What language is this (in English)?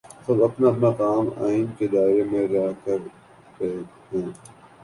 Urdu